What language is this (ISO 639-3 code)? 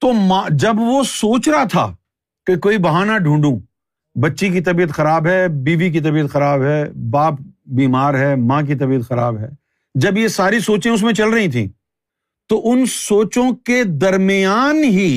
urd